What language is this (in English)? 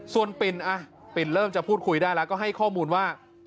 Thai